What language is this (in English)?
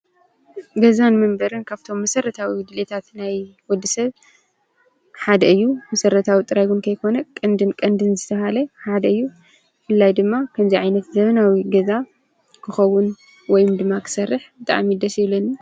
Tigrinya